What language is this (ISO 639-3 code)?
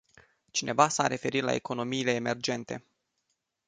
ron